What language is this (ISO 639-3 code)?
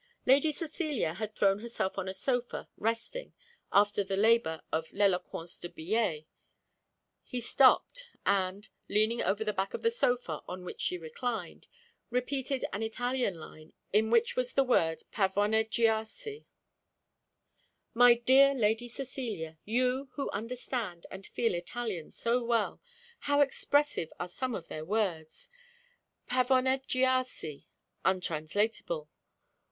eng